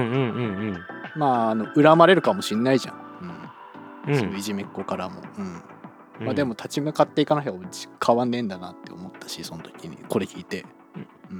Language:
Japanese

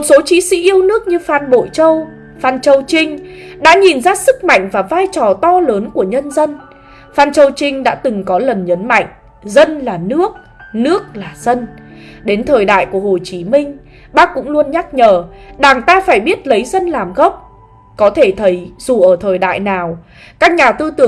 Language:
Vietnamese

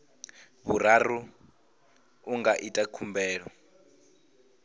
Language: Venda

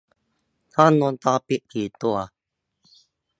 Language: Thai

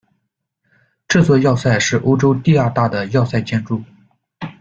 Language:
Chinese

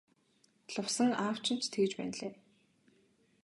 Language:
Mongolian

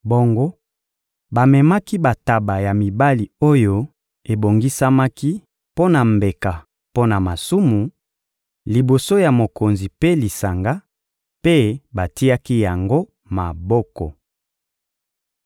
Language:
Lingala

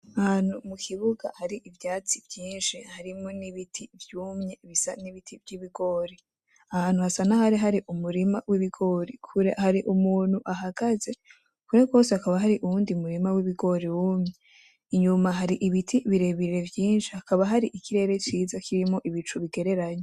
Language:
Rundi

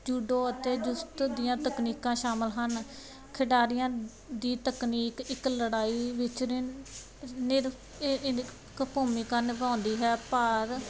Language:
Punjabi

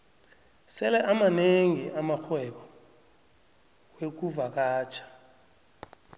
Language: South Ndebele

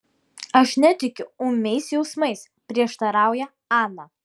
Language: Lithuanian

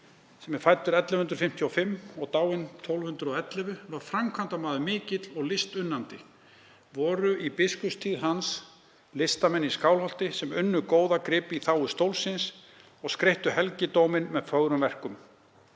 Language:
Icelandic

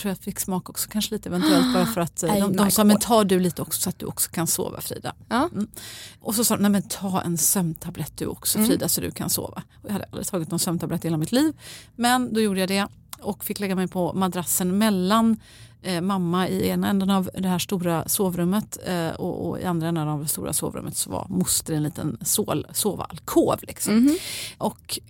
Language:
Swedish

